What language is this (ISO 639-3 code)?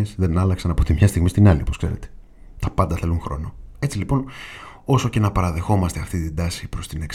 ell